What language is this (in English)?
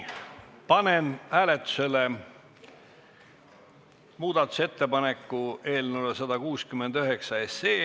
Estonian